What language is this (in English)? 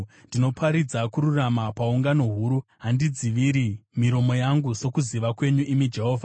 Shona